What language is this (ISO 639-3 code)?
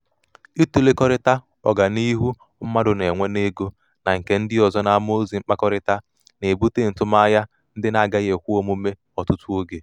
ibo